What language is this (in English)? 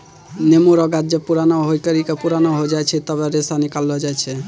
Maithili